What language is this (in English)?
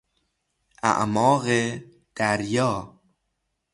Persian